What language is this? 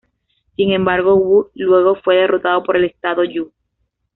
Spanish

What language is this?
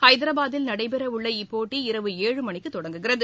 Tamil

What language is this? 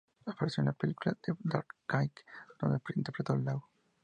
Spanish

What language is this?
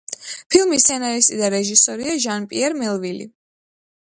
Georgian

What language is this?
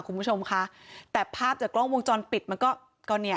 Thai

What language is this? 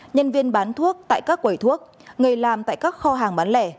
Vietnamese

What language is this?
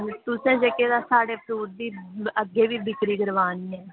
Dogri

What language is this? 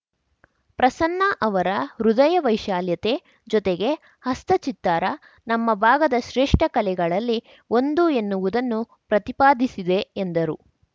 Kannada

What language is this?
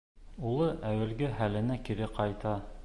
Bashkir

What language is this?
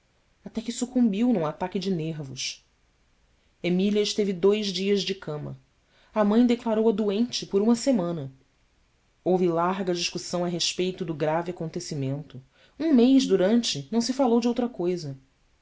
Portuguese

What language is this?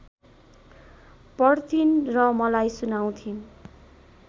Nepali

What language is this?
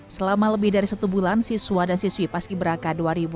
Indonesian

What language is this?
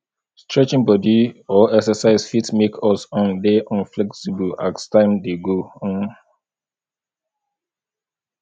Nigerian Pidgin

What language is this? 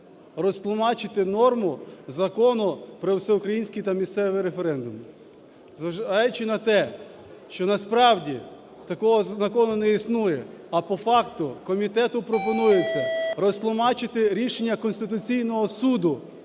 Ukrainian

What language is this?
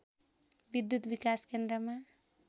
Nepali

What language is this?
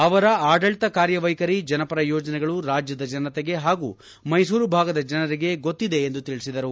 Kannada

